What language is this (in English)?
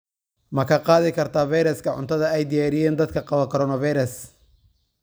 Somali